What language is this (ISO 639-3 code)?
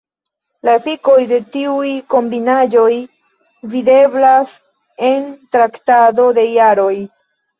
epo